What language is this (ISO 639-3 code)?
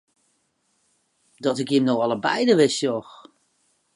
fry